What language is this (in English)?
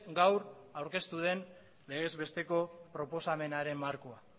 Basque